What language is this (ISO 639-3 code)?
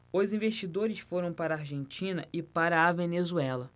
por